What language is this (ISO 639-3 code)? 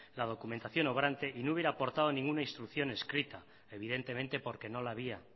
spa